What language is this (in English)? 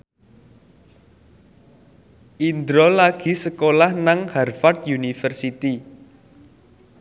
Javanese